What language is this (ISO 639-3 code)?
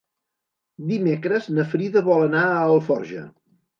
cat